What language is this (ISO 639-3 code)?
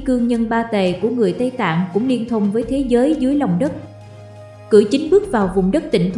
vie